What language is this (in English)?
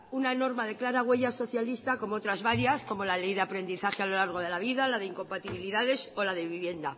Spanish